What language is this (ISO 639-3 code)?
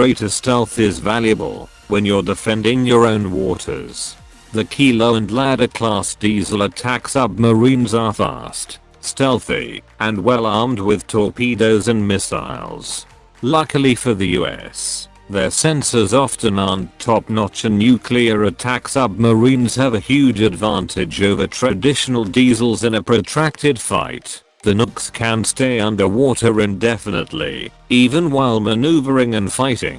eng